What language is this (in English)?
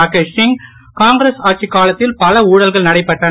Tamil